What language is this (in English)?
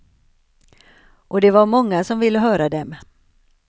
Swedish